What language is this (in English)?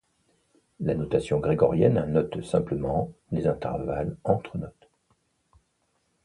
French